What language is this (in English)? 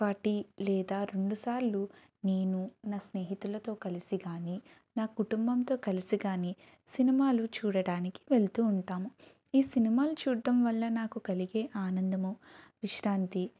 Telugu